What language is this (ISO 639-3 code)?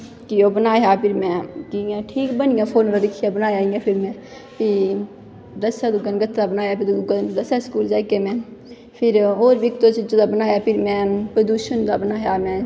doi